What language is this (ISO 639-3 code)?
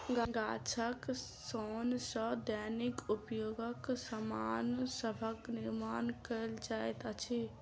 mai